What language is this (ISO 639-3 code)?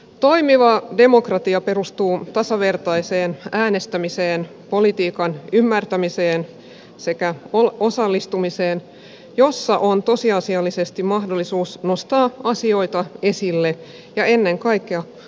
fin